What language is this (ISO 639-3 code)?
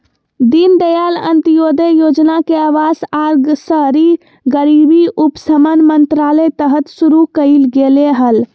mag